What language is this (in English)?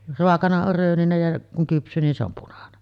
Finnish